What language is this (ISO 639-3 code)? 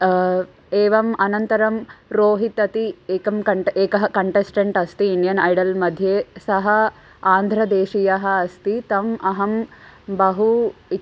san